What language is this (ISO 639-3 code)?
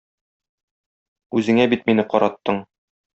tat